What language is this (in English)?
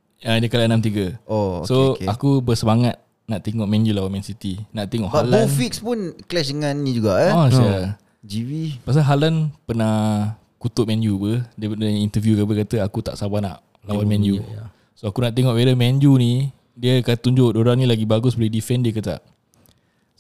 Malay